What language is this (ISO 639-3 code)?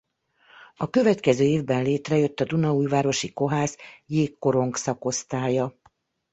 hun